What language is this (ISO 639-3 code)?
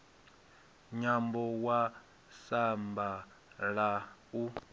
ven